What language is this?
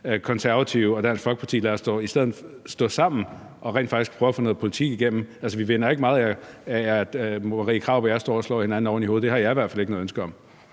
Danish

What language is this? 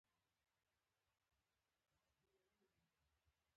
Pashto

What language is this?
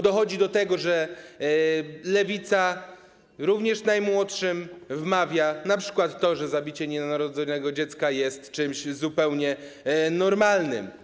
Polish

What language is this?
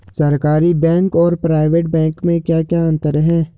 Hindi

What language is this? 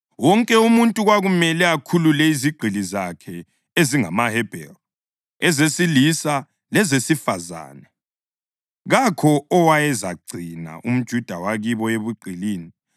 North Ndebele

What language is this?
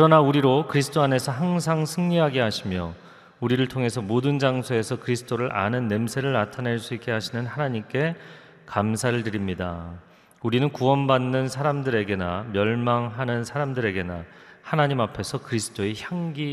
Korean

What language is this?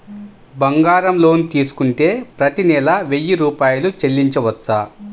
Telugu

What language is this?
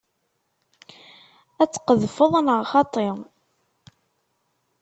Kabyle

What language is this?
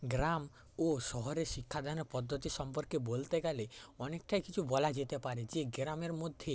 Bangla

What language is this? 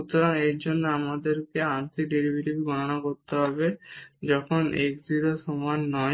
Bangla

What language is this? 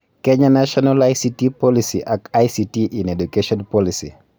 Kalenjin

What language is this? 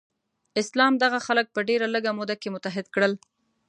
Pashto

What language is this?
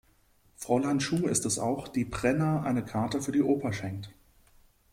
German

